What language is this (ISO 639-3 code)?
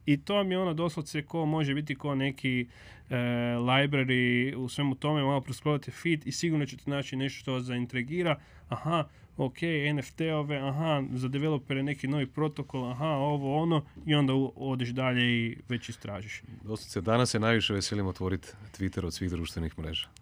hrv